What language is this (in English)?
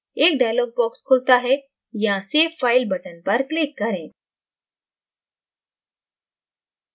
Hindi